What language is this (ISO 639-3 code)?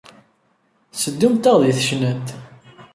kab